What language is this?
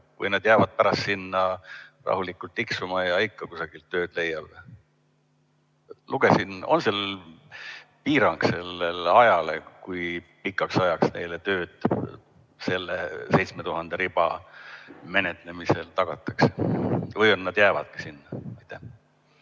Estonian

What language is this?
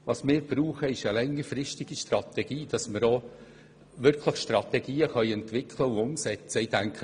Swiss German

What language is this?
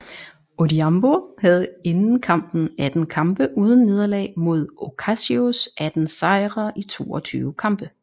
Danish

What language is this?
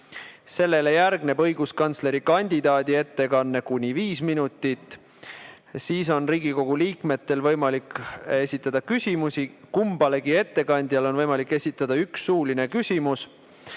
Estonian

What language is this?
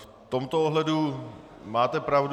Czech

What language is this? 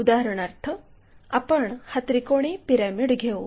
Marathi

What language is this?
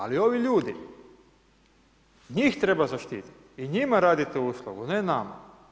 Croatian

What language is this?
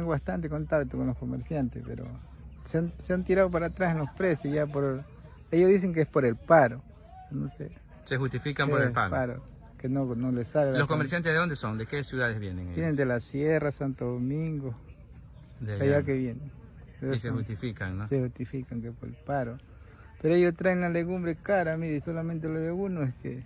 Spanish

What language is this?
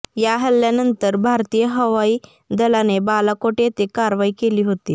Marathi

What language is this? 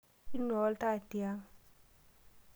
Masai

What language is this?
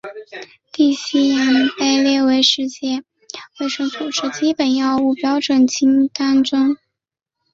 Chinese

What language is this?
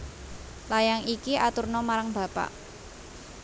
Javanese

